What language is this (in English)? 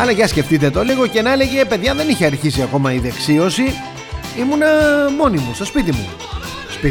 Greek